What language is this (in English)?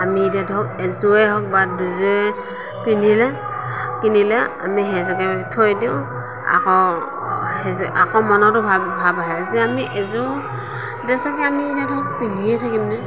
Assamese